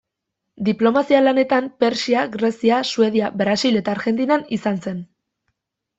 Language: Basque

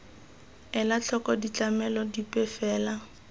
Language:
Tswana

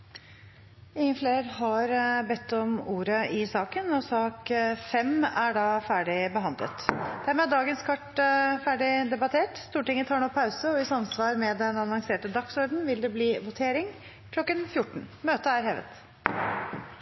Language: Norwegian Bokmål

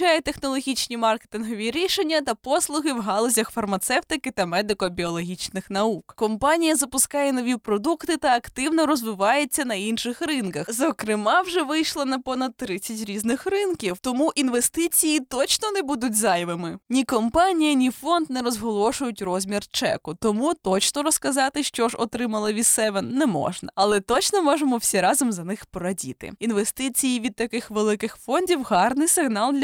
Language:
Ukrainian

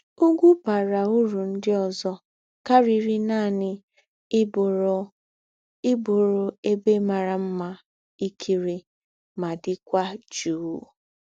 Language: Igbo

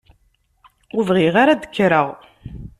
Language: Kabyle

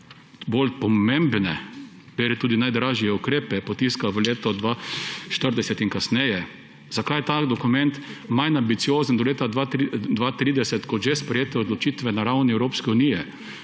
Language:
Slovenian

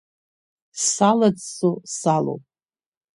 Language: Abkhazian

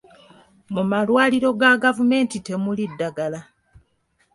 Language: Ganda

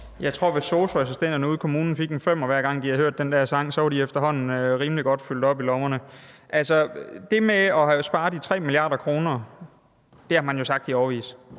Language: Danish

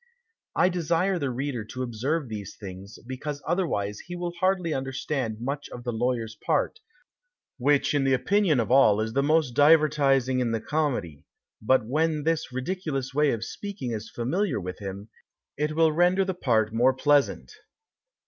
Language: English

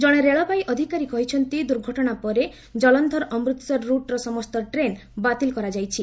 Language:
Odia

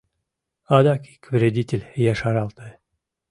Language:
Mari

